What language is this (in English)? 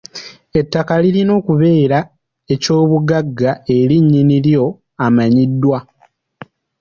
Ganda